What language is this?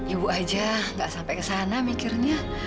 Indonesian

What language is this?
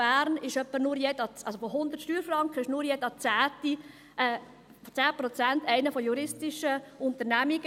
Swiss German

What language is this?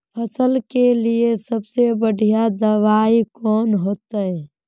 Magahi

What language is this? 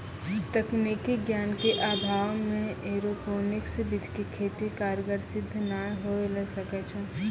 Maithili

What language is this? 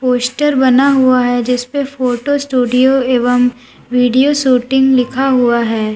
Hindi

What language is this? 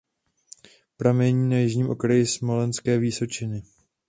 Czech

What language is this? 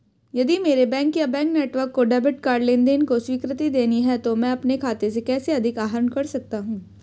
Hindi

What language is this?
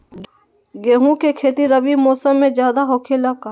Magahi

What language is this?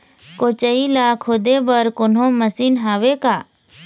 Chhattisgarhi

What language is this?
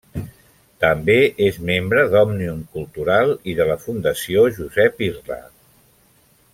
Catalan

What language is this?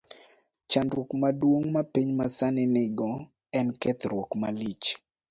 Luo (Kenya and Tanzania)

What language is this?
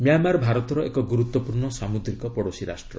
Odia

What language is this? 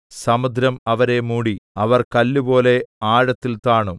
Malayalam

